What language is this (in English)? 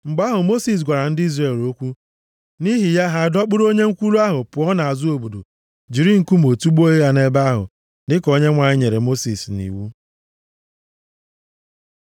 Igbo